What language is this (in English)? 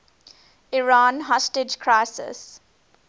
English